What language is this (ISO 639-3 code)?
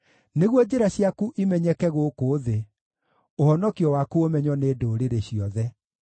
kik